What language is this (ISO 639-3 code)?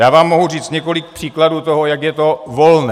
ces